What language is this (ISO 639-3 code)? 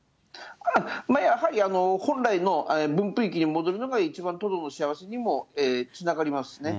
jpn